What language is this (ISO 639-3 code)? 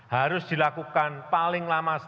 ind